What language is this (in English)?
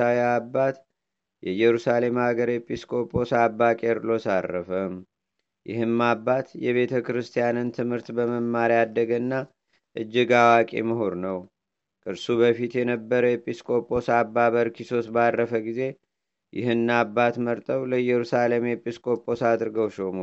Amharic